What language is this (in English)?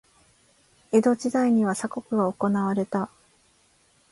Japanese